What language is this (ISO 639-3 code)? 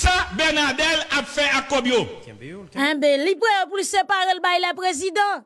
fra